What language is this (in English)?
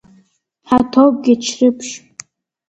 Abkhazian